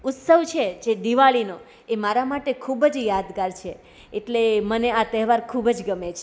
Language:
Gujarati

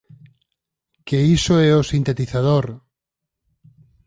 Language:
Galician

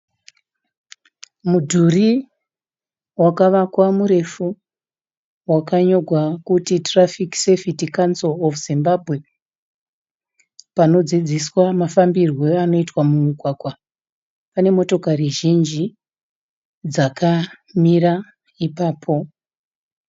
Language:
Shona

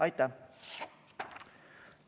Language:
Estonian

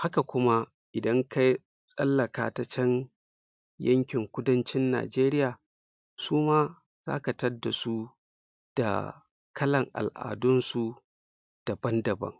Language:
Hausa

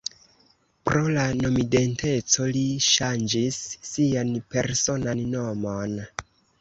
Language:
Esperanto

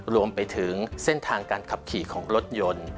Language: Thai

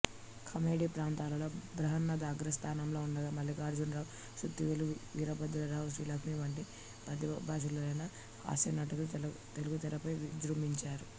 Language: Telugu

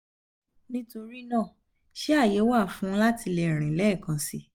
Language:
Yoruba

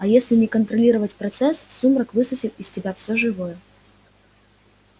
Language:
Russian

